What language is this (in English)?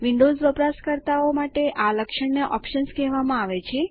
Gujarati